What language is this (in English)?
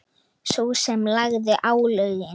Icelandic